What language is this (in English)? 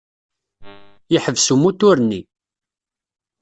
Kabyle